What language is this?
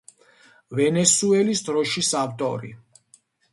Georgian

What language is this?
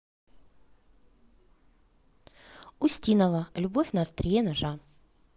Russian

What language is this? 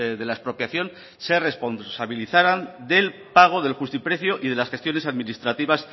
Spanish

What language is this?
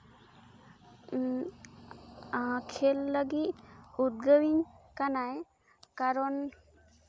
Santali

